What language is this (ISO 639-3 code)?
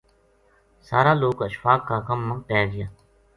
gju